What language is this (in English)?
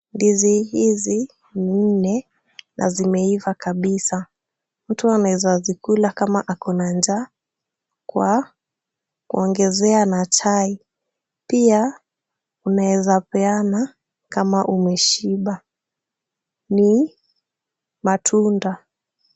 Swahili